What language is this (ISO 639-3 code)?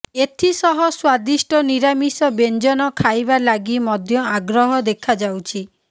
ori